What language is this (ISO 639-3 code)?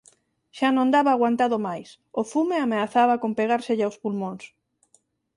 glg